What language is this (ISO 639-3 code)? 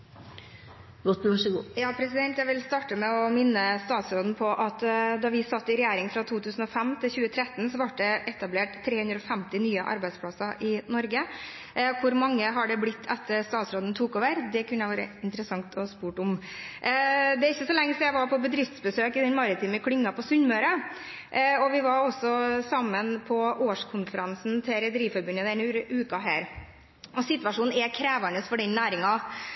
nor